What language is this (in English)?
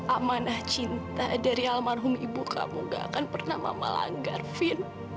Indonesian